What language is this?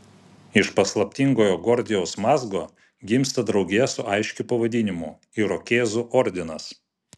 Lithuanian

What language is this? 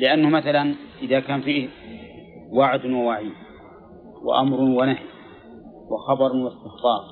Arabic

